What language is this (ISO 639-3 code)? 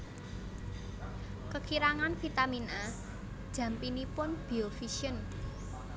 jav